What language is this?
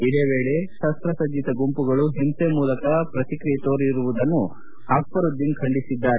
Kannada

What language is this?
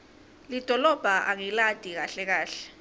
Swati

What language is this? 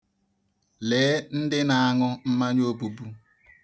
Igbo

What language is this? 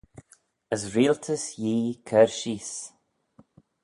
Manx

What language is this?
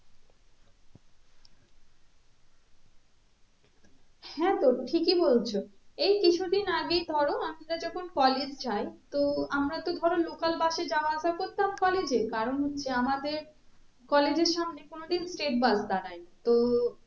Bangla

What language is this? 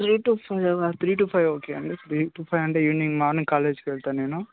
Telugu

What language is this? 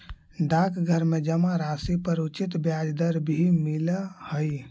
Magahi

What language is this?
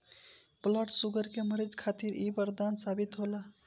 Bhojpuri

